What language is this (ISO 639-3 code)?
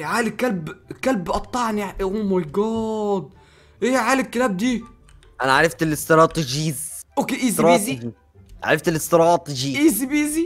ara